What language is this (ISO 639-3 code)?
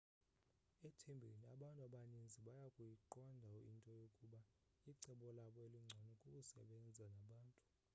xho